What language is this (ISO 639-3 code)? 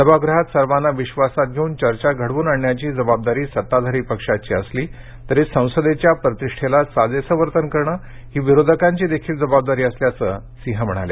mar